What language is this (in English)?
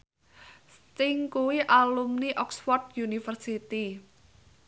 Javanese